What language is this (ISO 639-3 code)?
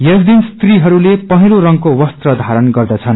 nep